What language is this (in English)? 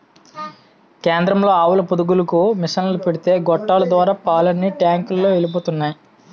Telugu